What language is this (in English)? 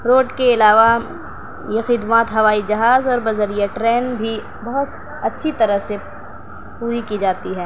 Urdu